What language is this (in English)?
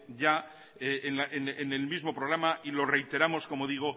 Spanish